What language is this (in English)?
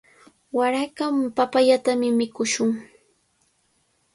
Cajatambo North Lima Quechua